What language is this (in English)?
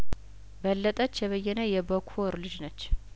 Amharic